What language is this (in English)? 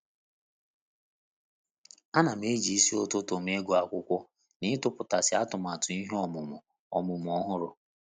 Igbo